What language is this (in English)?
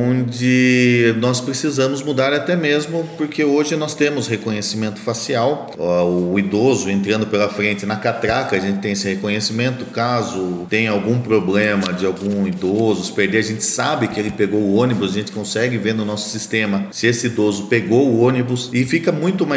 Portuguese